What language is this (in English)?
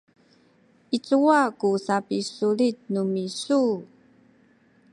Sakizaya